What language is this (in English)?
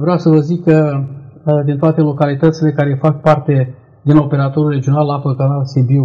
Romanian